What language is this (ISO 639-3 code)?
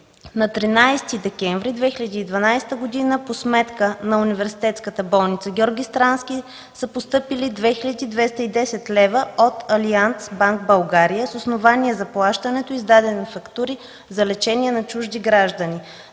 bul